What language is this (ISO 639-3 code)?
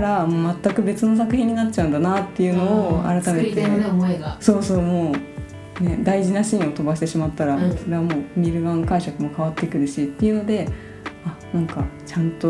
jpn